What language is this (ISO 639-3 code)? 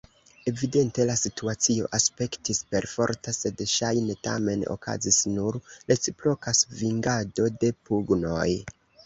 epo